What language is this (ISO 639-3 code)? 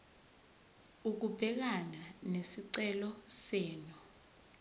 zul